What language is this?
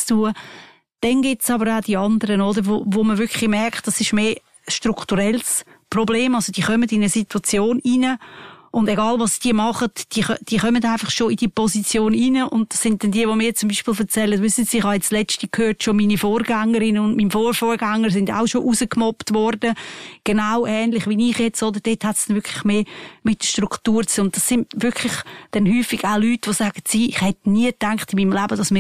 German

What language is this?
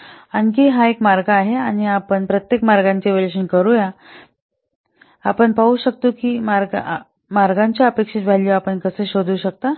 Marathi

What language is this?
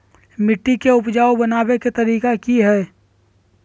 Magahi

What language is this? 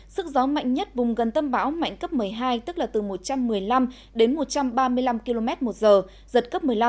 Vietnamese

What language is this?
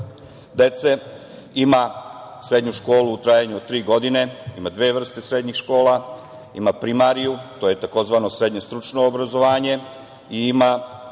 Serbian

